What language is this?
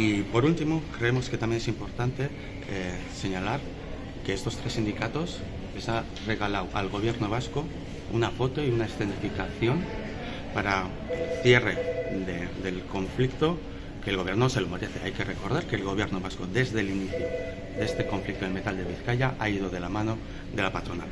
Spanish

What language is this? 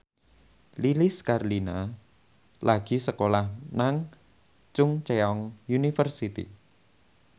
Javanese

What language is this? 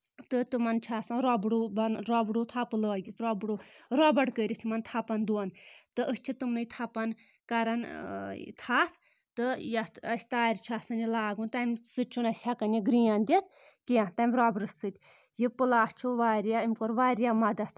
Kashmiri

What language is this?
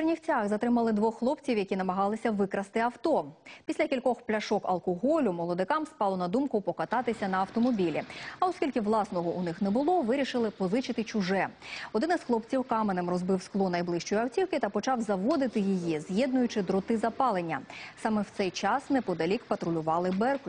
Ukrainian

